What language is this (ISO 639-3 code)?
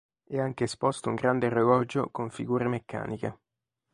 ita